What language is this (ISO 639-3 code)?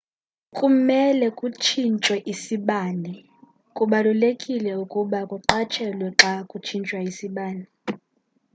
xho